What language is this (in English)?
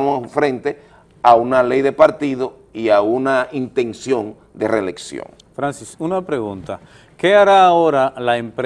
Spanish